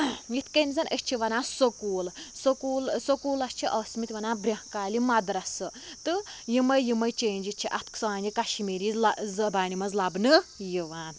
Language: Kashmiri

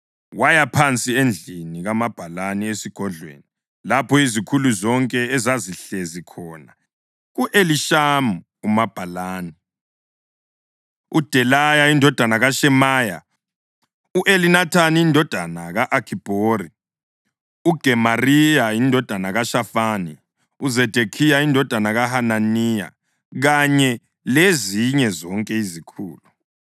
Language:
North Ndebele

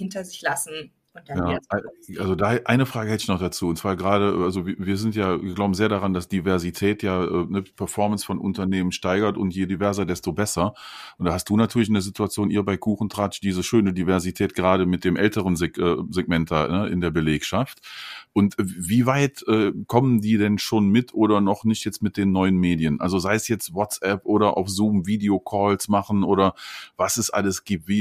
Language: German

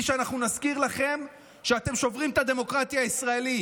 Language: Hebrew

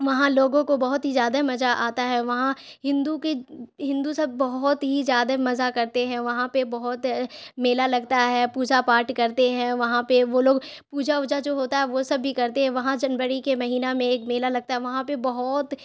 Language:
Urdu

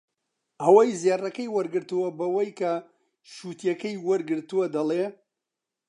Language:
Central Kurdish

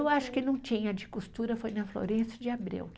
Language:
Portuguese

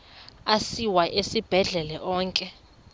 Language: Xhosa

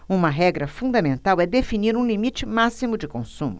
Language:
Portuguese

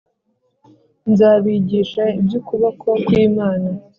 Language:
Kinyarwanda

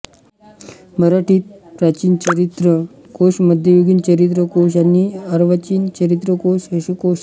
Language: Marathi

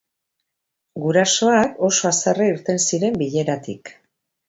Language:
Basque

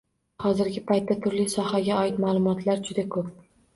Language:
Uzbek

